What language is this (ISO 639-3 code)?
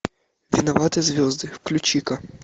rus